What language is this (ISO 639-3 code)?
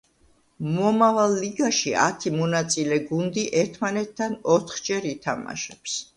kat